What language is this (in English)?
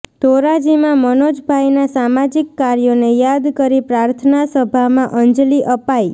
Gujarati